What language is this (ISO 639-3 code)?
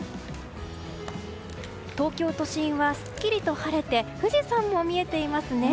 jpn